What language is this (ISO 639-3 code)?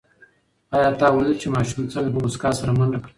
pus